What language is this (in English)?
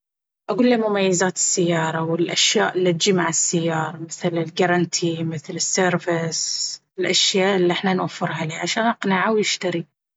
Baharna Arabic